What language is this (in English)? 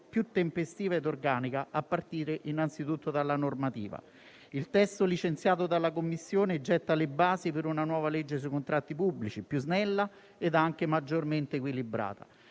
Italian